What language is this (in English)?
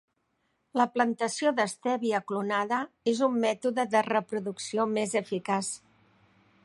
Catalan